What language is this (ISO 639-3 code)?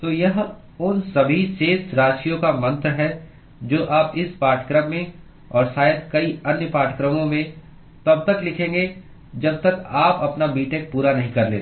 hin